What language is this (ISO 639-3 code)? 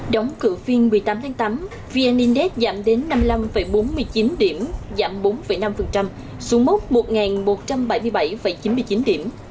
vie